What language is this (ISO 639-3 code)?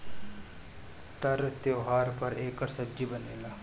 bho